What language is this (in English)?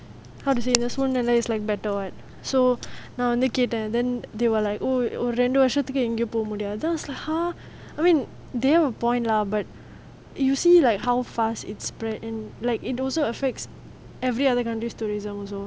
English